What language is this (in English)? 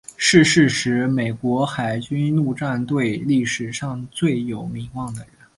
Chinese